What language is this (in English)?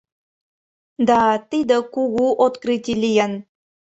Mari